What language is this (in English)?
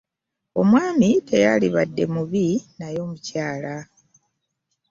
Ganda